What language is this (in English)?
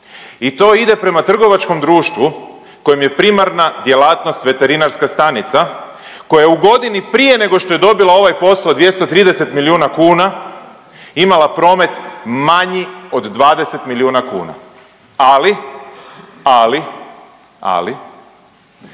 Croatian